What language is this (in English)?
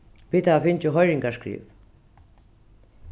Faroese